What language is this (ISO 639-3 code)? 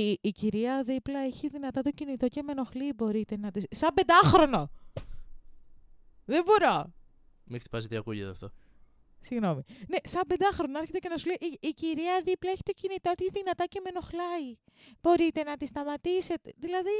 ell